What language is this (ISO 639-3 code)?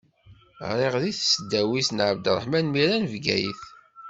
kab